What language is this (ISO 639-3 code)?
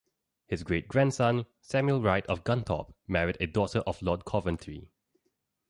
eng